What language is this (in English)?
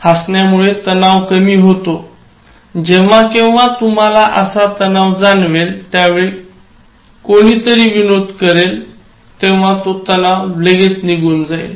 Marathi